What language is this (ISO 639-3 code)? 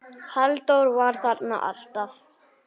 isl